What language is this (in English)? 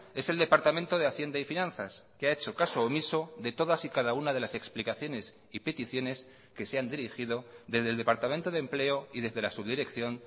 Spanish